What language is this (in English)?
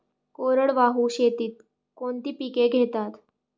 Marathi